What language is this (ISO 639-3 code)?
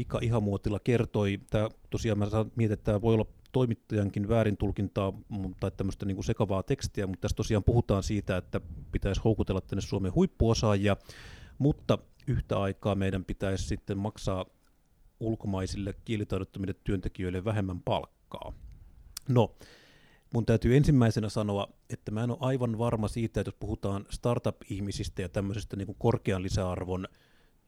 fin